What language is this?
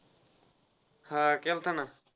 Marathi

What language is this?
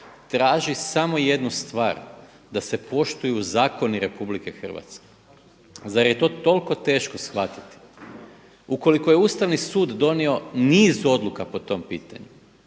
Croatian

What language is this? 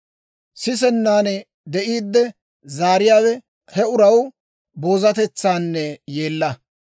Dawro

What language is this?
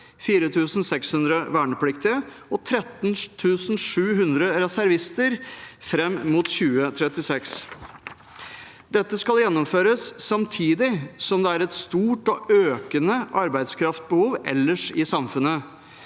Norwegian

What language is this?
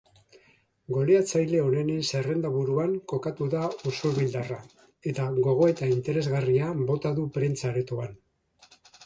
Basque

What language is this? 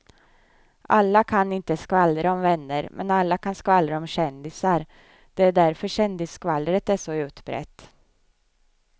Swedish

